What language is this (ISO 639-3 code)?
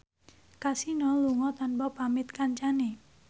jav